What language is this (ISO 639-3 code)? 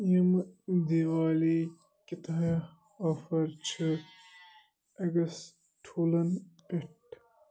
kas